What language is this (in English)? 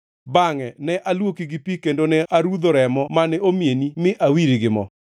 Luo (Kenya and Tanzania)